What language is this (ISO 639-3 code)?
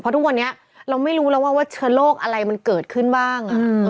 tha